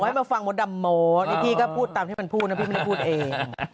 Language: Thai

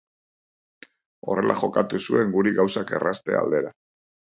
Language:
Basque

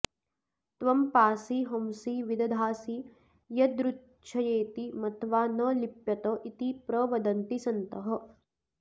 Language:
Sanskrit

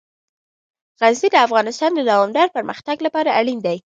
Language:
Pashto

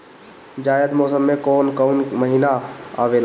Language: Bhojpuri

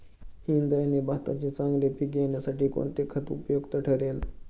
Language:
Marathi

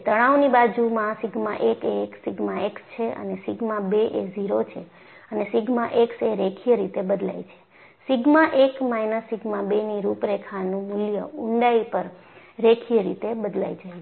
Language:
Gujarati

